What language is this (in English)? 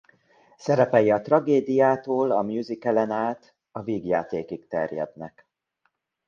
Hungarian